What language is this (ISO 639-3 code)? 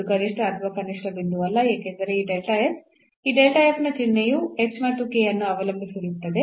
kan